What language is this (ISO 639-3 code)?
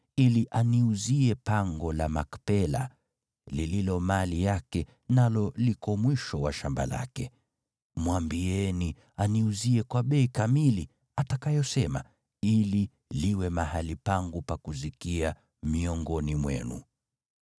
swa